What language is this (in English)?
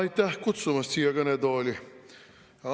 Estonian